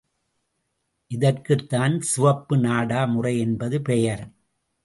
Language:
Tamil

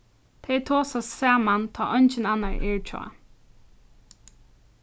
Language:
Faroese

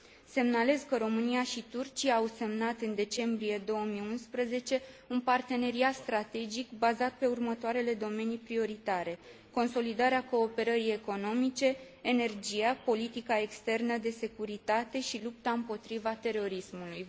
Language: Romanian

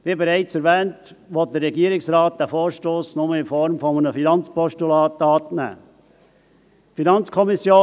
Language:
Swiss German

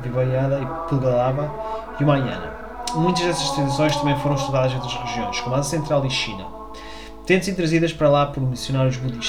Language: Portuguese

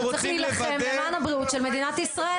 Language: Hebrew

